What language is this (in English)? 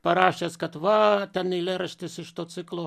Lithuanian